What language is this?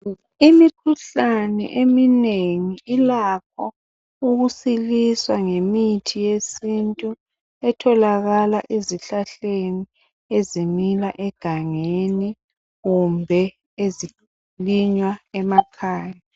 North Ndebele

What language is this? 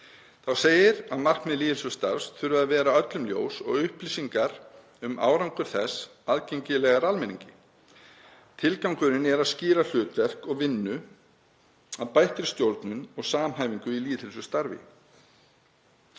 Icelandic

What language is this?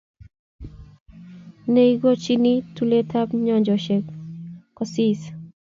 Kalenjin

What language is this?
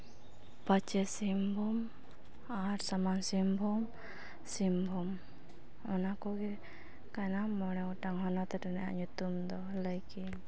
Santali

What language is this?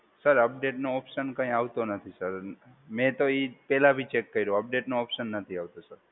Gujarati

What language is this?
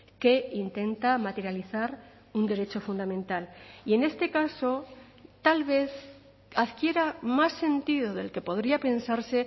Spanish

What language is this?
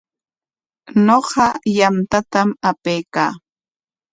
Corongo Ancash Quechua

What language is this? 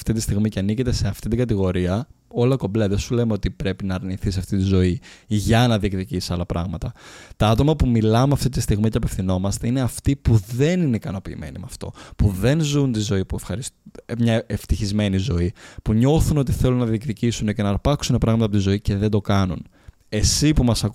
Greek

